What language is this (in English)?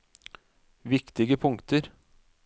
Norwegian